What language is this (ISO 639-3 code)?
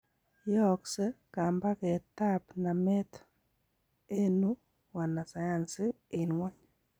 kln